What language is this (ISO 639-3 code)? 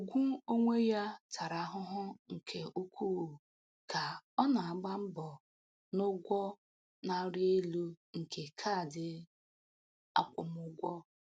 ibo